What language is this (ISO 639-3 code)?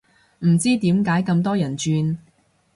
yue